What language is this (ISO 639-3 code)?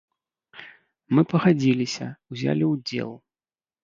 bel